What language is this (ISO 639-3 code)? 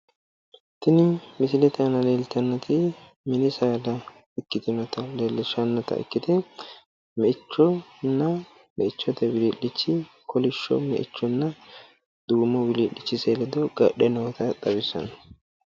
sid